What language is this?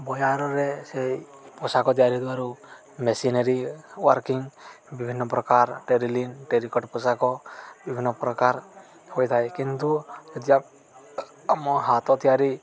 Odia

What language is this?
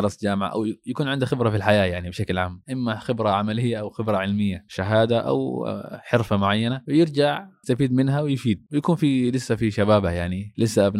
Arabic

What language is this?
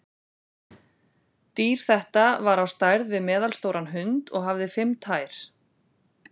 Icelandic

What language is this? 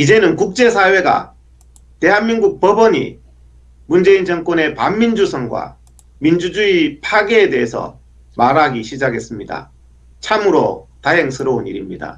Korean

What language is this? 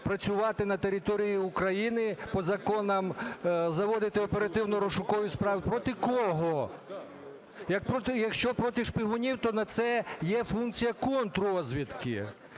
Ukrainian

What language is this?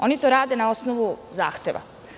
Serbian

